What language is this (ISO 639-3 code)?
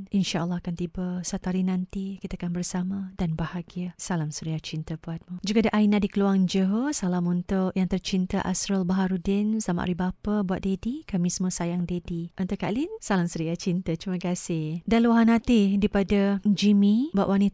msa